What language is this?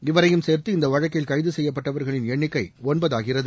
Tamil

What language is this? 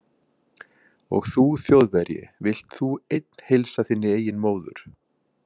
Icelandic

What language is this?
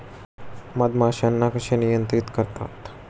Marathi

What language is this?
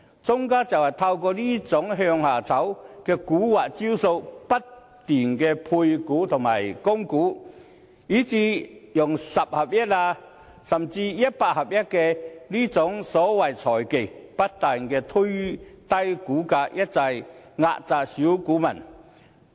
Cantonese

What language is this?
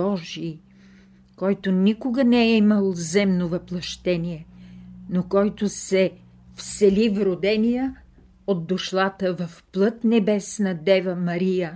Bulgarian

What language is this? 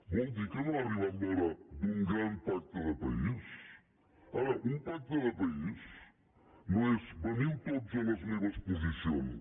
Catalan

